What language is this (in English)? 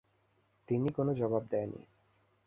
Bangla